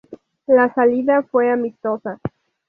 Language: Spanish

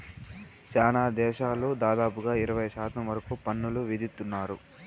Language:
Telugu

